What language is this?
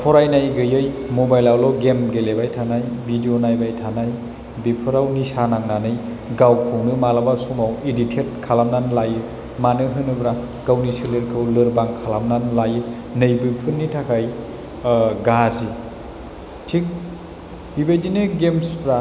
Bodo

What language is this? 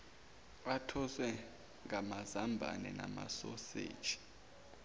Zulu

